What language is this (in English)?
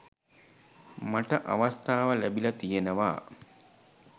Sinhala